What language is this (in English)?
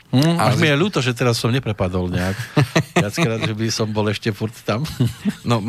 Slovak